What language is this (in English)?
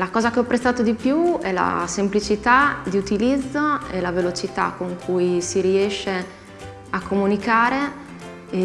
Italian